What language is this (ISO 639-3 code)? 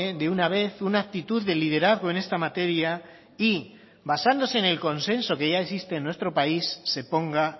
spa